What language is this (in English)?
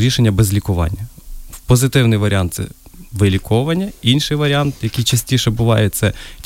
Ukrainian